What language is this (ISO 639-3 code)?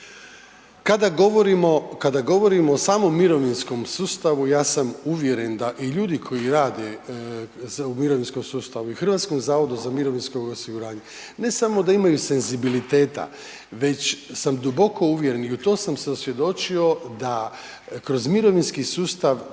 hrv